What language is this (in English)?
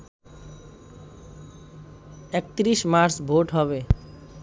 Bangla